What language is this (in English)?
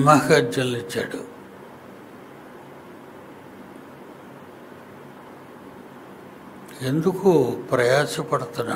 Telugu